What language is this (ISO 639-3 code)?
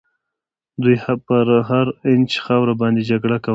pus